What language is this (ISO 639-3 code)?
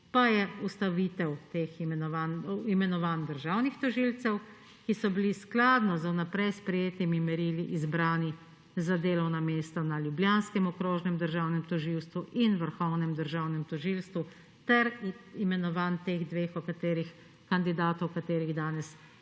slv